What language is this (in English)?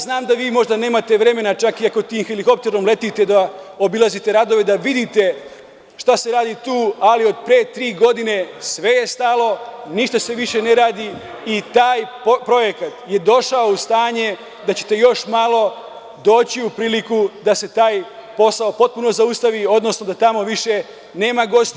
Serbian